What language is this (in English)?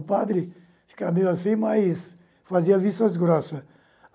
Portuguese